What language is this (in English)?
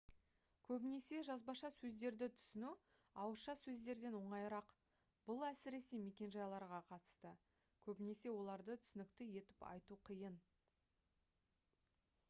Kazakh